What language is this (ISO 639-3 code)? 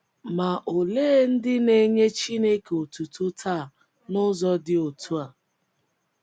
ibo